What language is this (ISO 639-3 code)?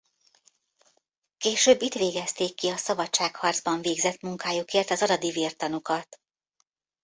hun